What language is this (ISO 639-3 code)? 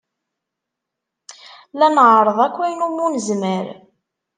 kab